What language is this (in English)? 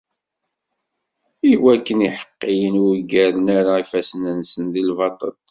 Kabyle